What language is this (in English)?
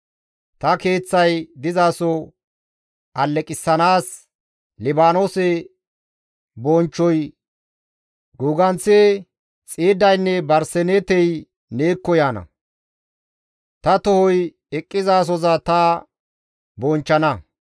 Gamo